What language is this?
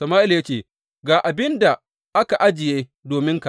Hausa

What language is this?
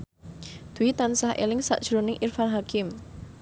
Javanese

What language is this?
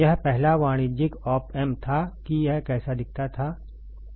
Hindi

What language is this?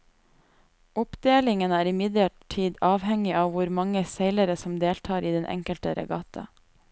Norwegian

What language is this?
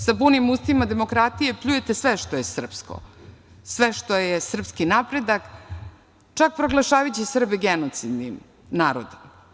Serbian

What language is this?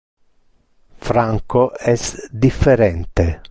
Interlingua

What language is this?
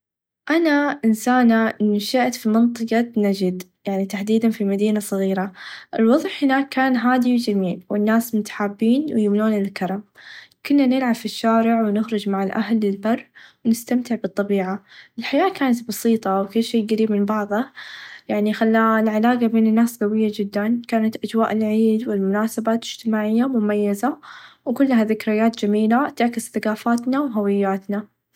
Najdi Arabic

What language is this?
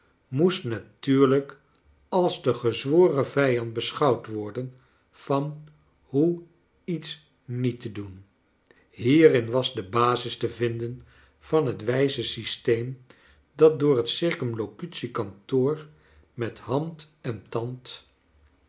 Dutch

